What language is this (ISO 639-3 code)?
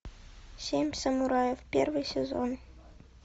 rus